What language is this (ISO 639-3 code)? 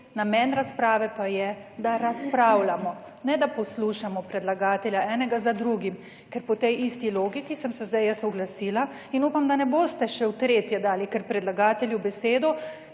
slv